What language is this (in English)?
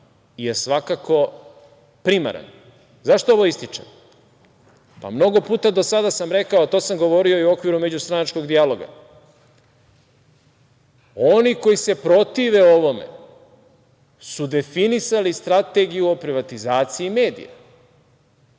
Serbian